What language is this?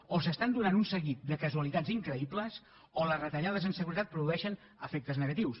Catalan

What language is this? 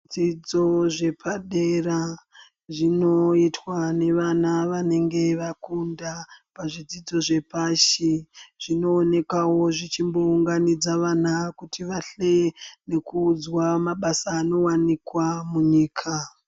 Ndau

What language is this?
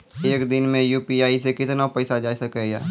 Maithili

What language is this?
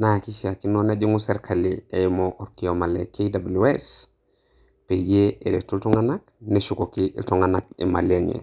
Masai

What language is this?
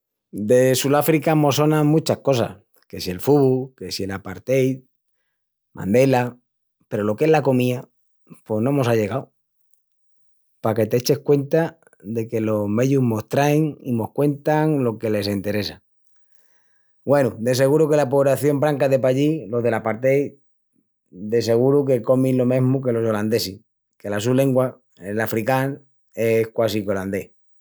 Extremaduran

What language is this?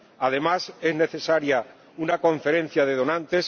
Spanish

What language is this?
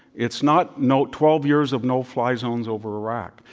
English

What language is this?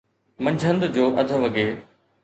Sindhi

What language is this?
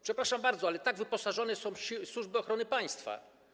Polish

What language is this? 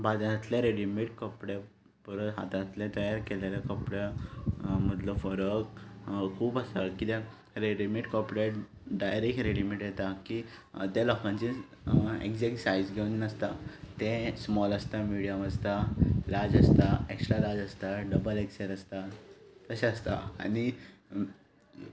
Konkani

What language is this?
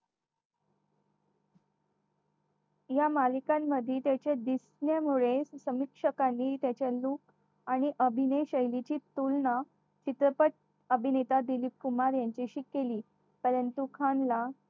Marathi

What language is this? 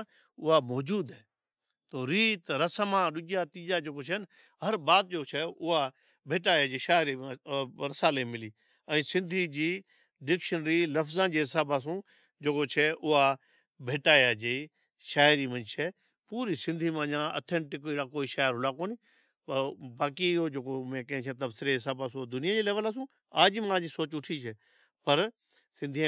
Od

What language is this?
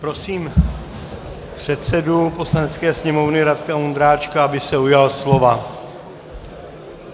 Czech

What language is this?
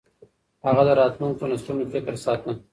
Pashto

